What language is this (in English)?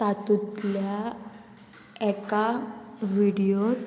Konkani